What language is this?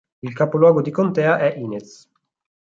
Italian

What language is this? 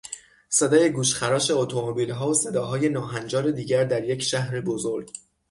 Persian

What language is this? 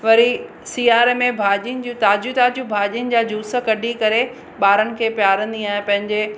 Sindhi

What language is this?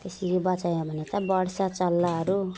Nepali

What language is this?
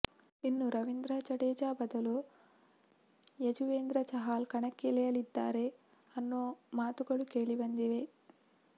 Kannada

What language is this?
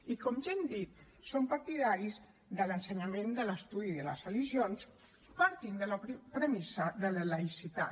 Catalan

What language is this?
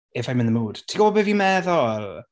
Welsh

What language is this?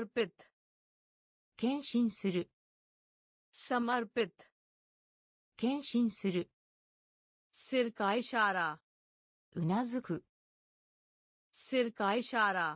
Japanese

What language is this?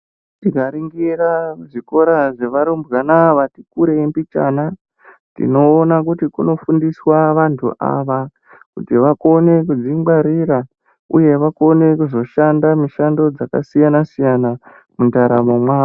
Ndau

